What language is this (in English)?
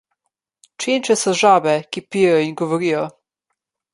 Slovenian